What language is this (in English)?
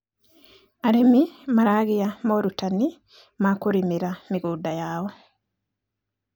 Kikuyu